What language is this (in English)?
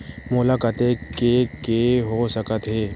Chhattisgarhi